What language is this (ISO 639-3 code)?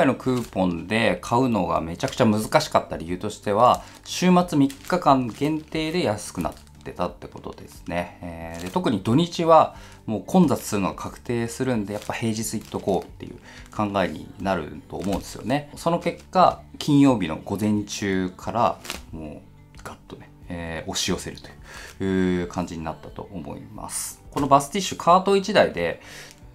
jpn